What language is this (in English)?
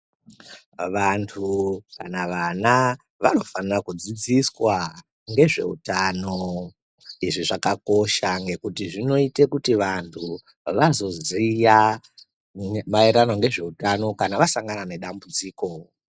Ndau